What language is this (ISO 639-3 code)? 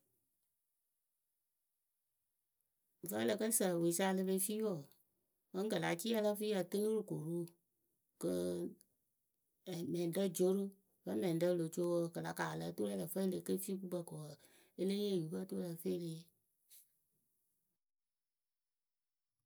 keu